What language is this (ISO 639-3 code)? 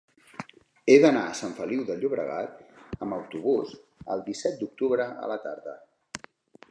cat